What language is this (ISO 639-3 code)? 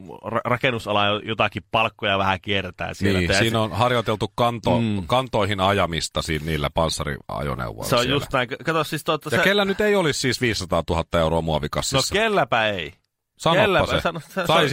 fin